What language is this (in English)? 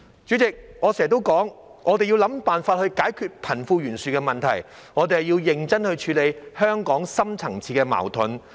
Cantonese